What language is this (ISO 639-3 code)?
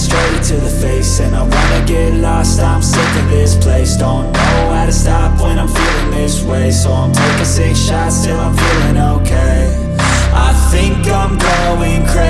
eng